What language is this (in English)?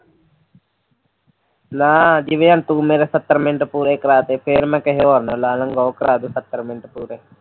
Punjabi